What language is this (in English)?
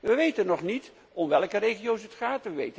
Dutch